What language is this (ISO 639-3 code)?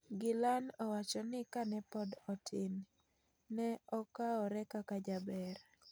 luo